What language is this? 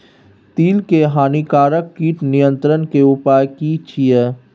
Maithili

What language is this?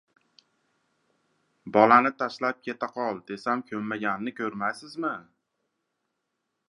Uzbek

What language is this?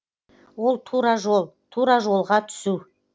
Kazakh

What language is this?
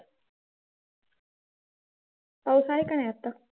Marathi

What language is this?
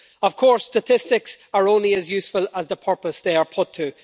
English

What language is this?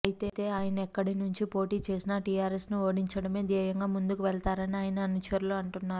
Telugu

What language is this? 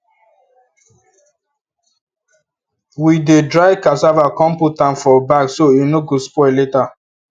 Nigerian Pidgin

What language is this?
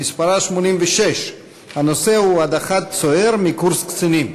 Hebrew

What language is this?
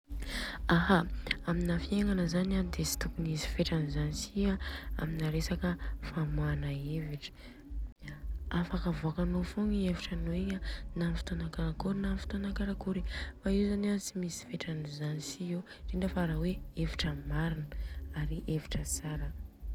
Southern Betsimisaraka Malagasy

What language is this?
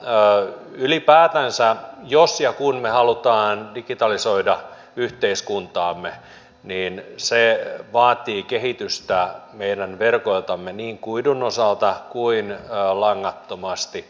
Finnish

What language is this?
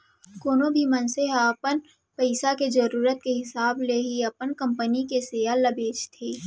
Chhattisgarhi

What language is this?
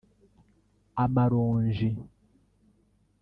Kinyarwanda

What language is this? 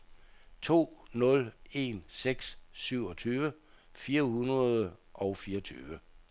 Danish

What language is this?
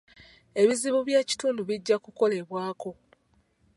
Ganda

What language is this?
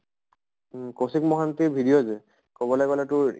Assamese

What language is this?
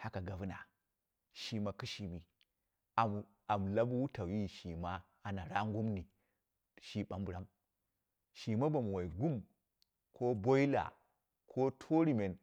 Dera (Nigeria)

